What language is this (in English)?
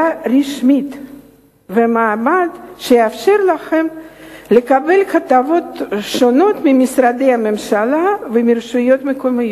Hebrew